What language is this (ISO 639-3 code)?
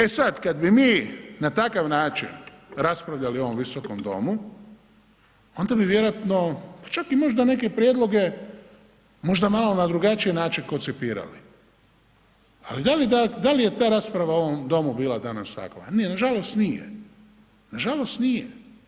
hrv